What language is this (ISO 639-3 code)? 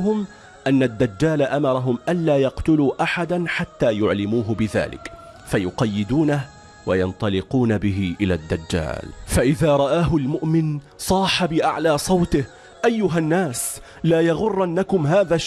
ara